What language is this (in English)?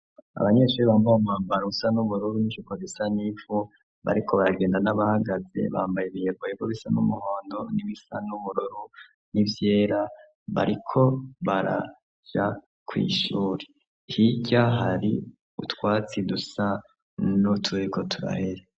Rundi